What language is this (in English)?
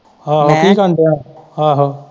Punjabi